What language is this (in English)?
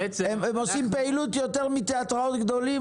Hebrew